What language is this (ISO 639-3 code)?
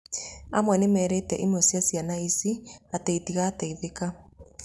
kik